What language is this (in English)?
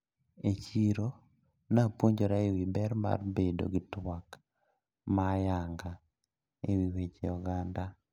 Luo (Kenya and Tanzania)